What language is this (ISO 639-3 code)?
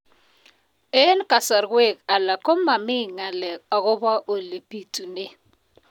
kln